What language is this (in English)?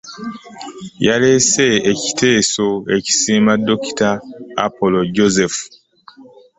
Ganda